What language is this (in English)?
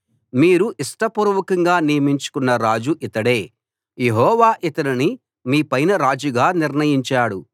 Telugu